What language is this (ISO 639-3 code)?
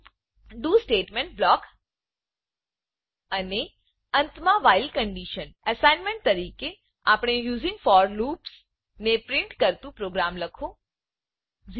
guj